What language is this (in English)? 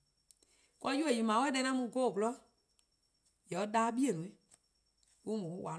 Eastern Krahn